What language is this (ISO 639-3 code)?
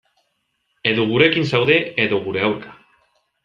eus